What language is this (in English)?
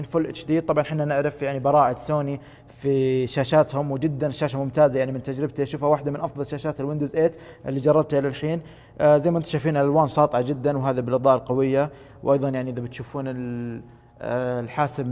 Arabic